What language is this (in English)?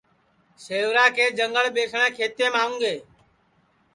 Sansi